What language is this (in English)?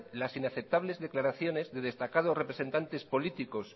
Spanish